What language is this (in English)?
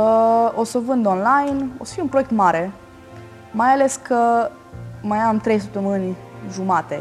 Romanian